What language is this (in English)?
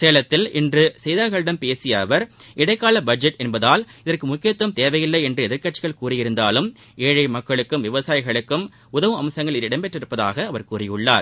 Tamil